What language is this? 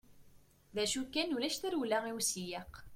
Kabyle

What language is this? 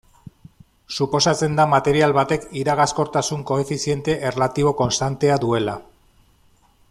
Basque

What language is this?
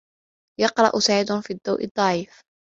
Arabic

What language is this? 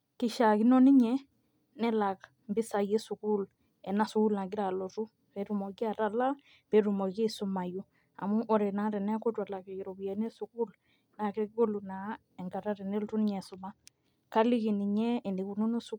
Masai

